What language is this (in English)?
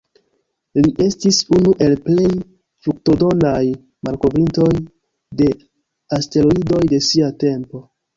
Esperanto